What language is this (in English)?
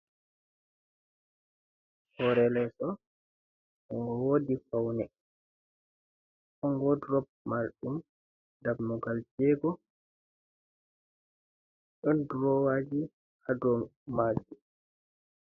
Fula